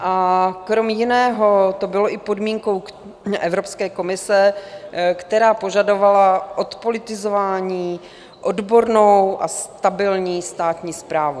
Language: Czech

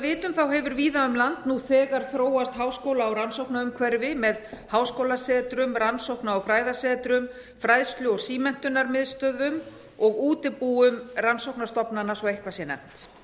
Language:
Icelandic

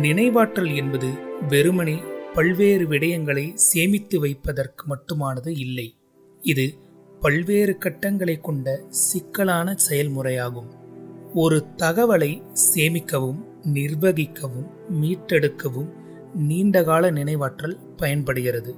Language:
Tamil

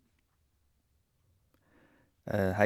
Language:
Norwegian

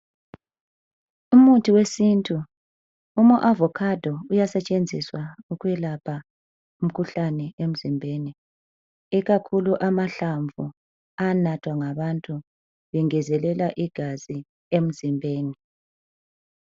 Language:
North Ndebele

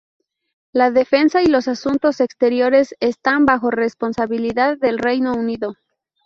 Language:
Spanish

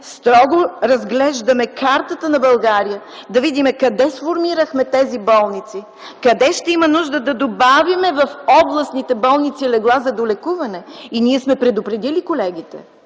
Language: Bulgarian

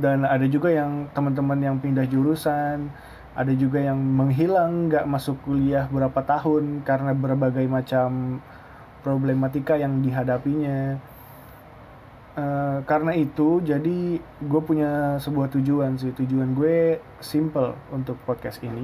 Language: Indonesian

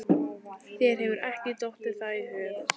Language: Icelandic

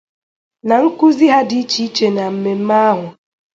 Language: Igbo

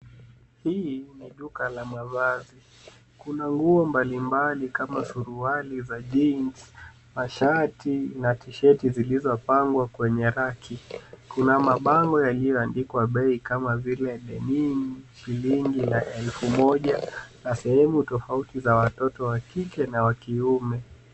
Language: Swahili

